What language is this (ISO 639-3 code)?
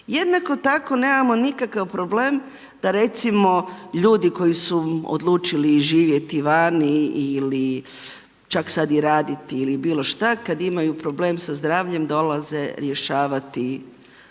hrv